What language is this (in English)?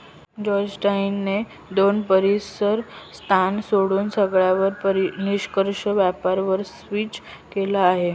Marathi